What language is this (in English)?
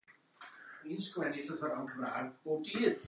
Welsh